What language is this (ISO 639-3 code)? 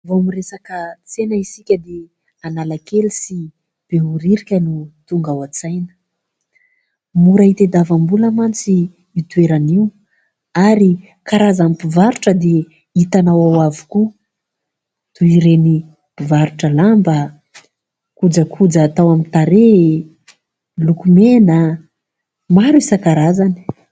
mlg